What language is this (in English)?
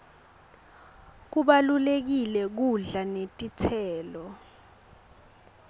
Swati